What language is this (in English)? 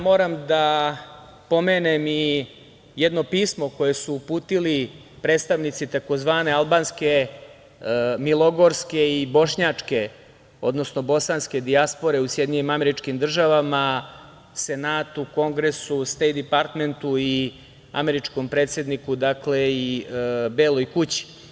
Serbian